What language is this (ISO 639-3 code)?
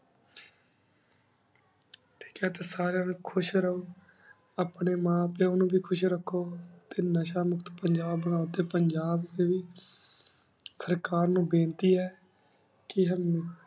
pan